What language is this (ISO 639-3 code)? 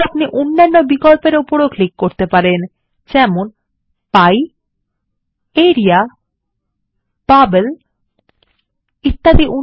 ben